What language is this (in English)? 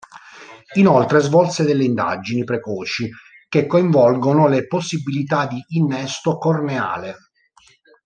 Italian